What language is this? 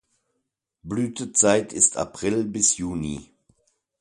German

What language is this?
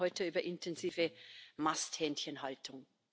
German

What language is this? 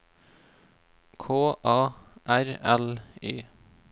Norwegian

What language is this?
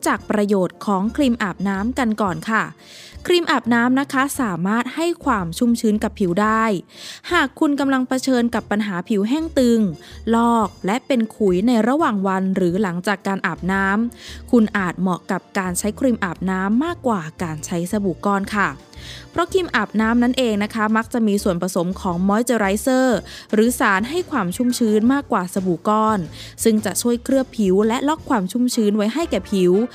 Thai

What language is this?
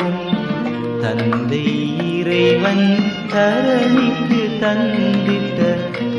Indonesian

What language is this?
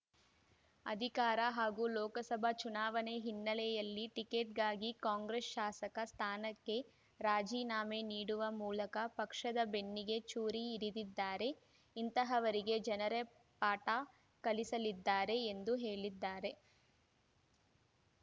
Kannada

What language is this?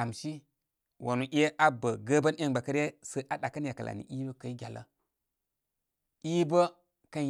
Koma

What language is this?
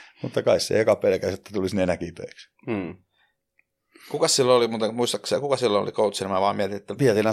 Finnish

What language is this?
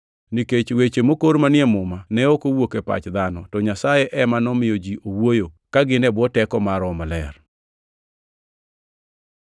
Luo (Kenya and Tanzania)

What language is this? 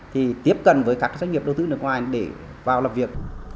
Vietnamese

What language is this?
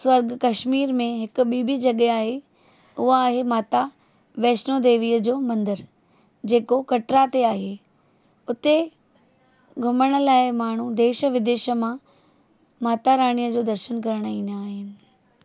Sindhi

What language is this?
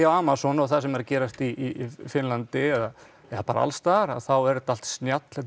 Icelandic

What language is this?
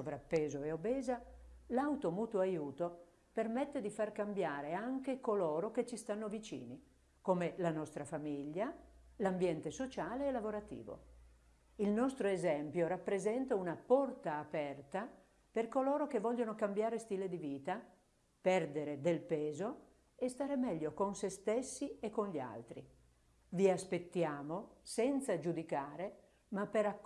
Italian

